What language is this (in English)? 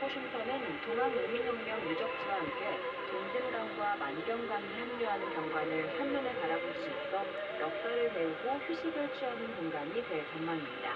Korean